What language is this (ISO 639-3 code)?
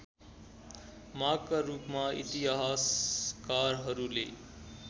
nep